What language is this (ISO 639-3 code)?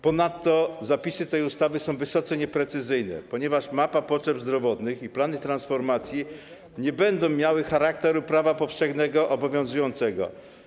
pol